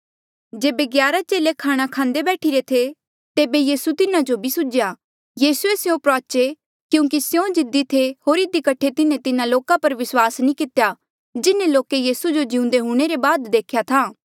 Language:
Mandeali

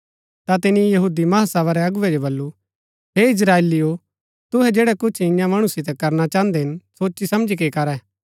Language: Gaddi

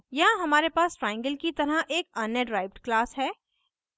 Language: Hindi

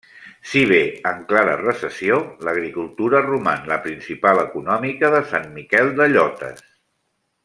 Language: Catalan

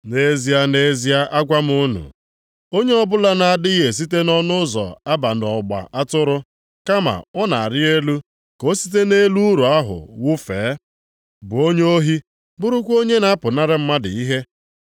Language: Igbo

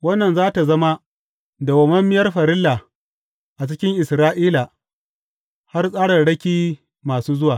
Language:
Hausa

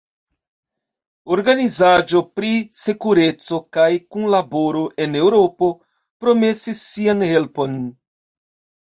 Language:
Esperanto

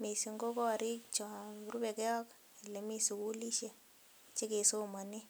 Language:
Kalenjin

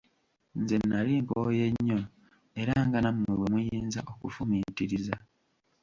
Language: Ganda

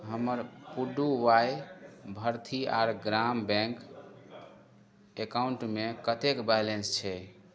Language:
Maithili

